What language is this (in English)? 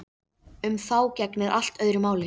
Icelandic